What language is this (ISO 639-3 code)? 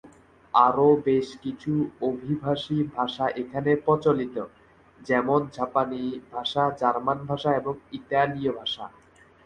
ben